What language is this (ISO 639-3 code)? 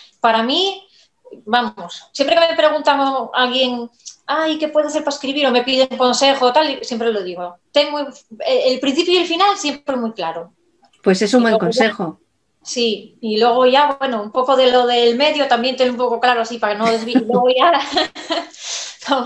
spa